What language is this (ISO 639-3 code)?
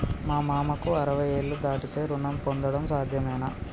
tel